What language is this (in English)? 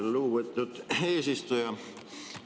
Estonian